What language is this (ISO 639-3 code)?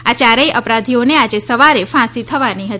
guj